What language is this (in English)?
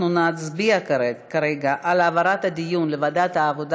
Hebrew